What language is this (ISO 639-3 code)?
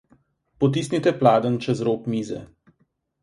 slv